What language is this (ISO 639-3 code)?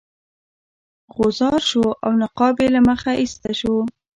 pus